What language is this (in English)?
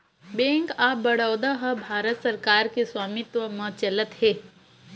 Chhattisgarhi